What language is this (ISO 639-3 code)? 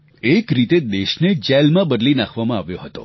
guj